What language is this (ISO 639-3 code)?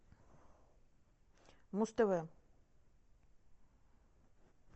rus